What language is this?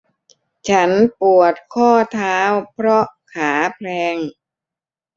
Thai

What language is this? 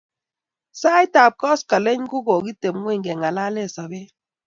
Kalenjin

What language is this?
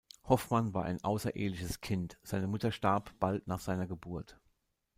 German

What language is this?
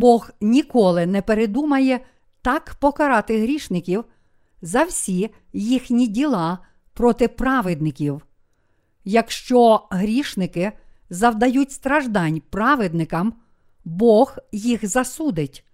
Ukrainian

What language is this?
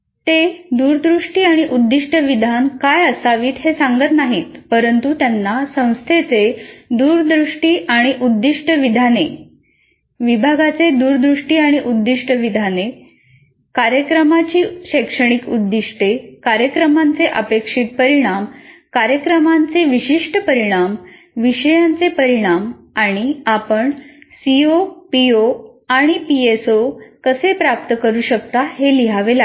Marathi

